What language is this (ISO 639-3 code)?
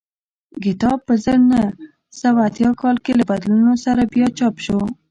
pus